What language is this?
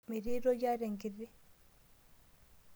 Masai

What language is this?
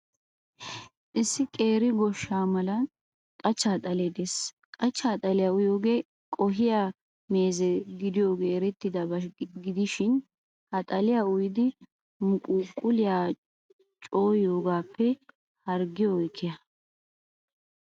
Wolaytta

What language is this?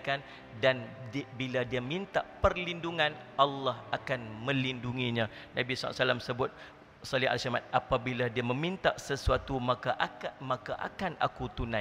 Malay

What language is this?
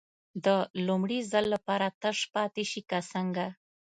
Pashto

